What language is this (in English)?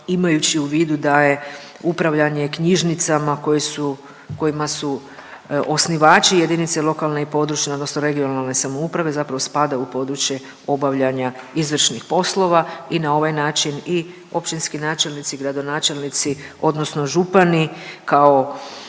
Croatian